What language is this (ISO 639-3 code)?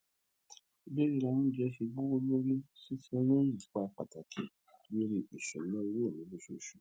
yor